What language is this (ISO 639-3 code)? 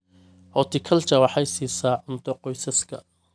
som